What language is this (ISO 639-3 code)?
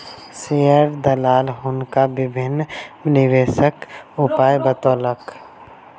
mai